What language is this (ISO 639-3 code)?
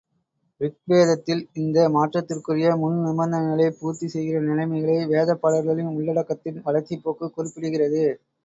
tam